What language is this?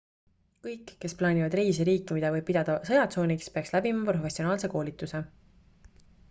Estonian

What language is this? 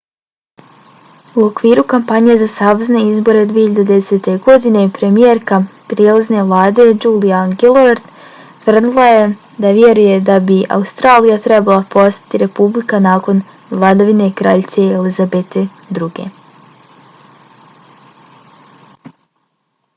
Bosnian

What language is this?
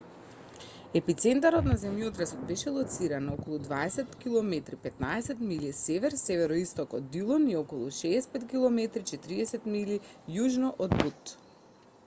Macedonian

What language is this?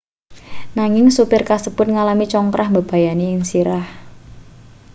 Javanese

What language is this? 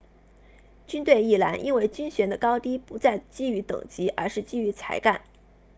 Chinese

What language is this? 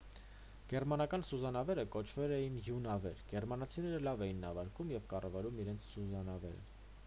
Armenian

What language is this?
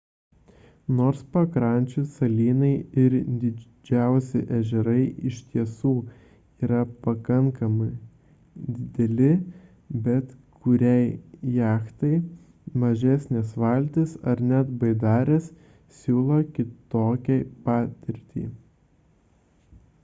Lithuanian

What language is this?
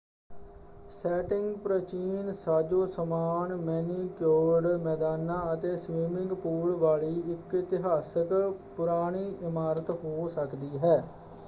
Punjabi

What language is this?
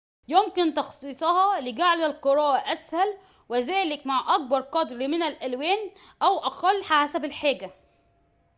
Arabic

